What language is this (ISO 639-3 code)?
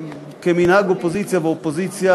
heb